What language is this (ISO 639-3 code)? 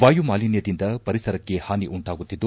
kan